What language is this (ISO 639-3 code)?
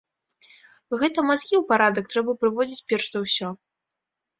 bel